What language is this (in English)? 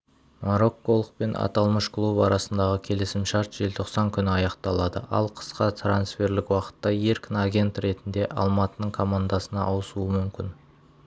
Kazakh